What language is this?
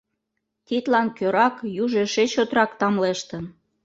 Mari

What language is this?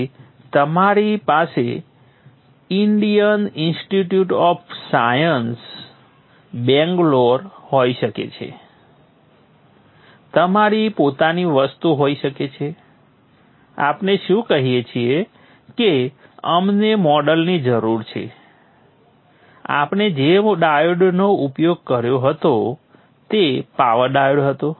Gujarati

